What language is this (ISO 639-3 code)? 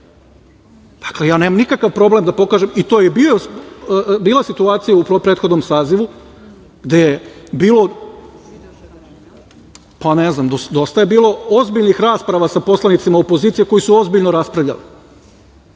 srp